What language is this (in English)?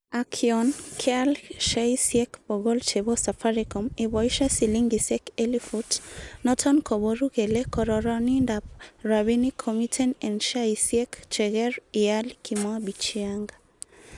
Kalenjin